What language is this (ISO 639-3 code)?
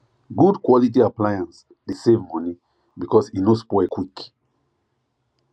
pcm